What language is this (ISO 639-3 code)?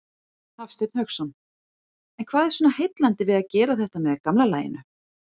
isl